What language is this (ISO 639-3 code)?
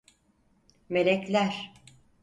tur